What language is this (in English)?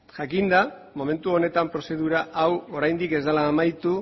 Basque